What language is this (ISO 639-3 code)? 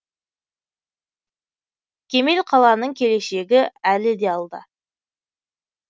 kaz